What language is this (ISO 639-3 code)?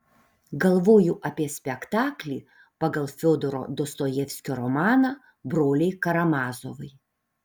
lit